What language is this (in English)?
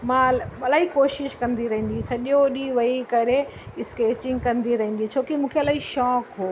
Sindhi